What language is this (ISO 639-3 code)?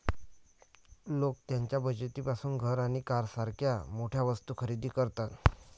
mar